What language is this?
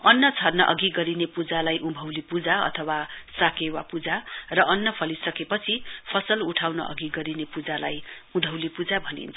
Nepali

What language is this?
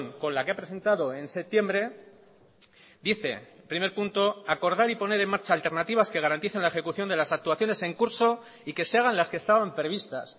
Spanish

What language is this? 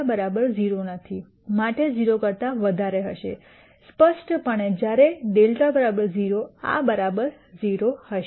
Gujarati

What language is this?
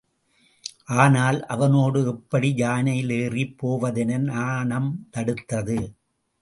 Tamil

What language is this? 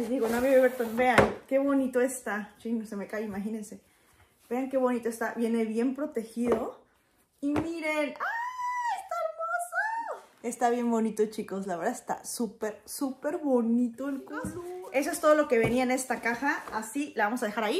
Spanish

